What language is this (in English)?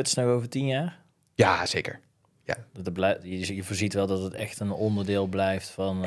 Dutch